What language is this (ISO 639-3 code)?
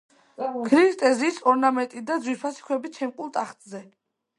kat